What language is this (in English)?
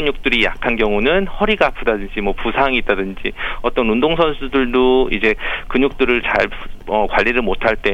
Korean